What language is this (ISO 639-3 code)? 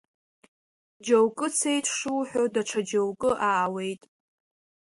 abk